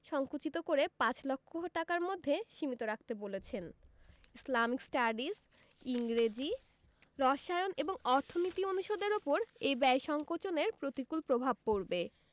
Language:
Bangla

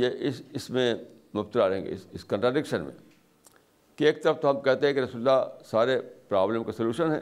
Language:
Urdu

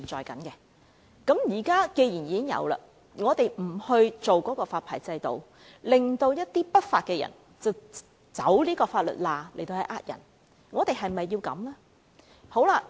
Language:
Cantonese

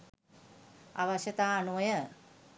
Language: Sinhala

